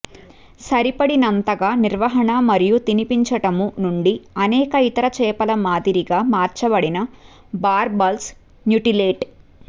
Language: Telugu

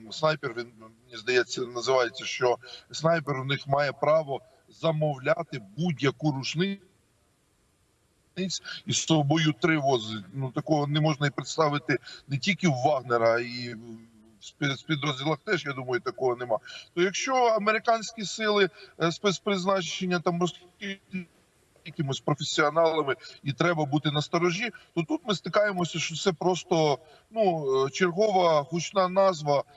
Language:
Ukrainian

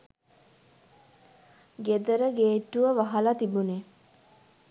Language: Sinhala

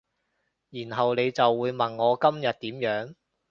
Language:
Cantonese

